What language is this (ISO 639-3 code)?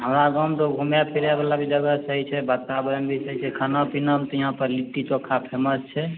mai